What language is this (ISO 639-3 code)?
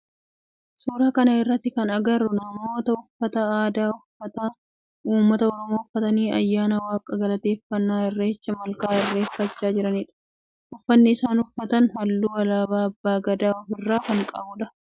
orm